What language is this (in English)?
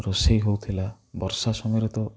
Odia